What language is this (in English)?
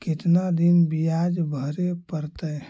Magahi